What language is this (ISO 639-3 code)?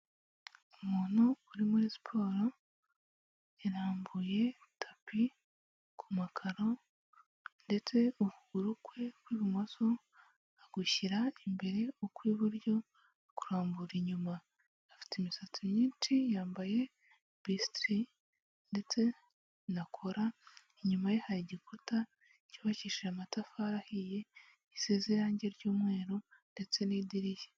kin